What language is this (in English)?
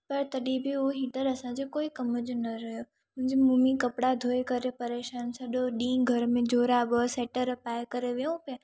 Sindhi